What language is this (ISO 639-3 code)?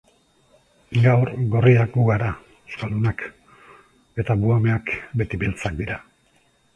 eus